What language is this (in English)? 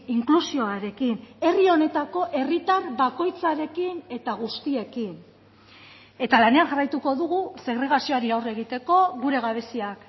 Basque